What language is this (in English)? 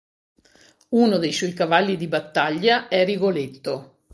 Italian